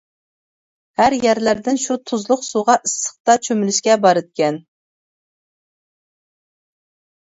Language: Uyghur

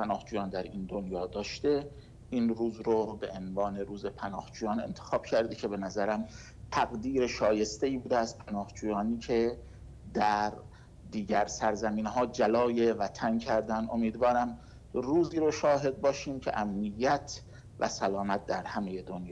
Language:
Persian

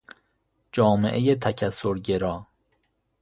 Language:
Persian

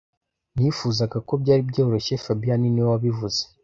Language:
Kinyarwanda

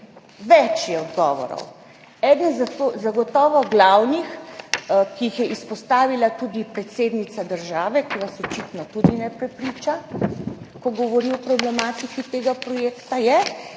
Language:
Slovenian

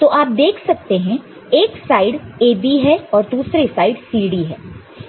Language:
Hindi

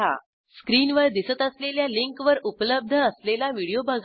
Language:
Marathi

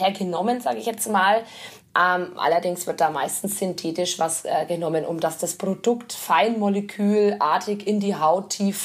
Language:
German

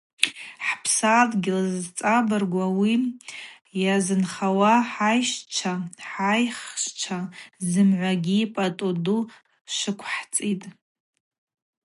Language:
Abaza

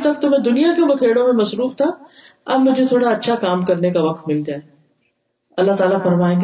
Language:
Urdu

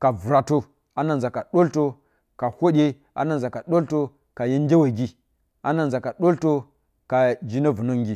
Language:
Bacama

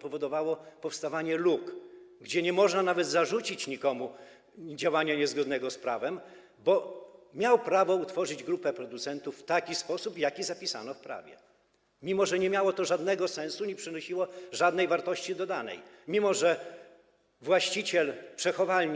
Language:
Polish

